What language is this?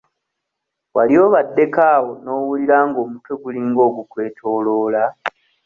Ganda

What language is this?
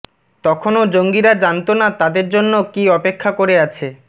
Bangla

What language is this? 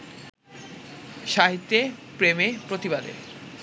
Bangla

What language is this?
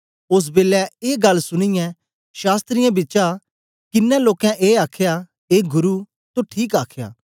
Dogri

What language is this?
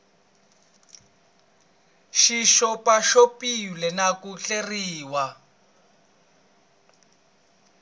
Tsonga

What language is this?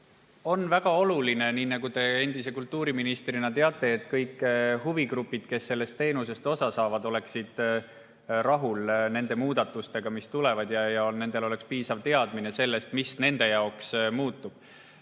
Estonian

